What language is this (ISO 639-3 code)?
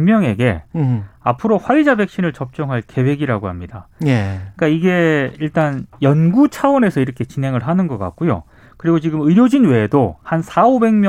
kor